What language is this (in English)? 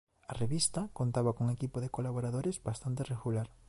Galician